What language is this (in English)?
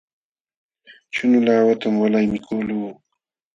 Jauja Wanca Quechua